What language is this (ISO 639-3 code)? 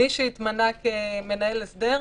heb